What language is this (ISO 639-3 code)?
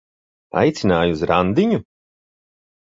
lav